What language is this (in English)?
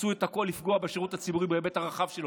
Hebrew